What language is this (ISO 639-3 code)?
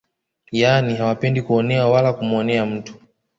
swa